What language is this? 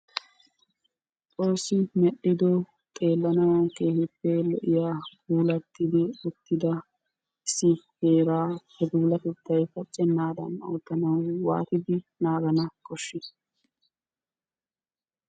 Wolaytta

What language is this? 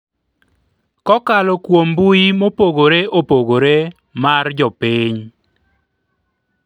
Luo (Kenya and Tanzania)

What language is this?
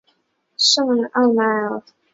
Chinese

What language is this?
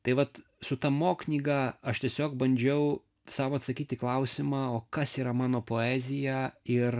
Lithuanian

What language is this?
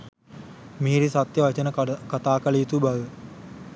Sinhala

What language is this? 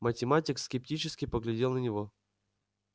Russian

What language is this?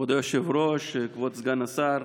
Hebrew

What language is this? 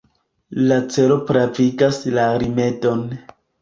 Esperanto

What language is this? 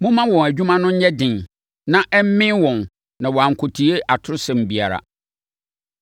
Akan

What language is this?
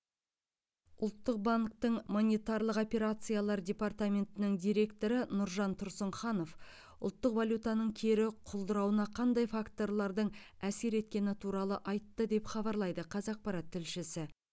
Kazakh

